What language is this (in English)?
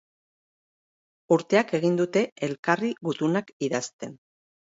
Basque